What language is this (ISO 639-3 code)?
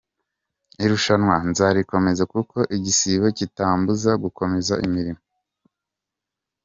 kin